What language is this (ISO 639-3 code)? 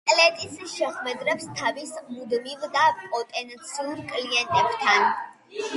kat